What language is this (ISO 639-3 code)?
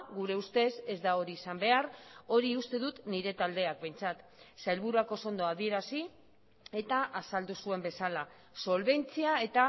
eus